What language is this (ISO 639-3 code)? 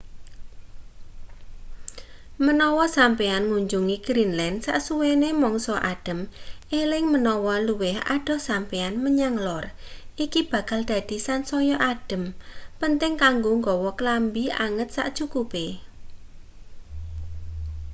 jav